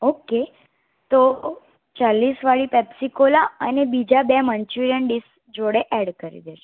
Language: Gujarati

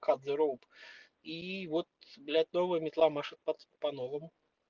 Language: Russian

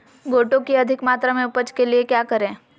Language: Magahi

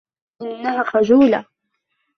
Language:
Arabic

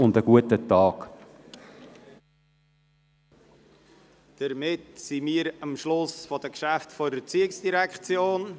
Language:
Swiss German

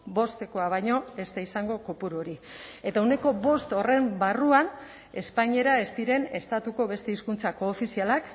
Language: Basque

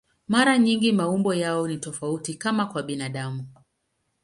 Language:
Swahili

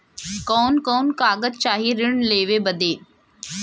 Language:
Bhojpuri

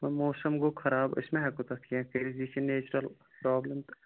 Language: Kashmiri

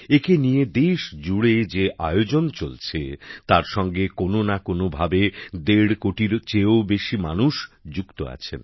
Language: Bangla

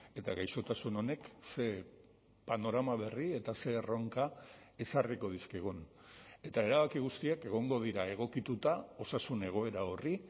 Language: Basque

